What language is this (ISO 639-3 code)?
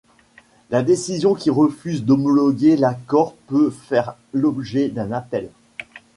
fra